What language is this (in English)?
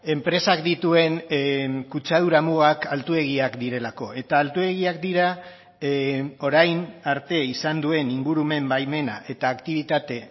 Basque